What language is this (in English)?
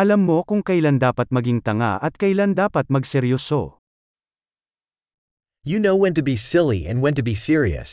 Filipino